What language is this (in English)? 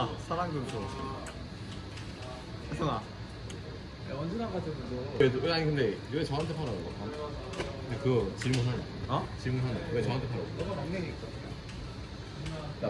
Korean